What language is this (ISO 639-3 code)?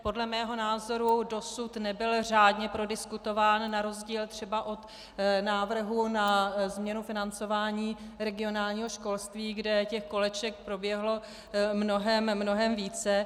ces